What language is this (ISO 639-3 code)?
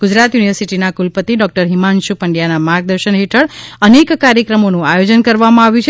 guj